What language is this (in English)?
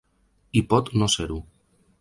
Catalan